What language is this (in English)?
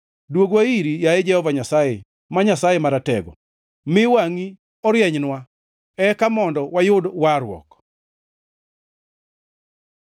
Luo (Kenya and Tanzania)